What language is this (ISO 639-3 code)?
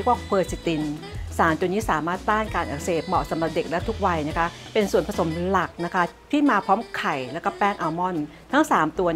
tha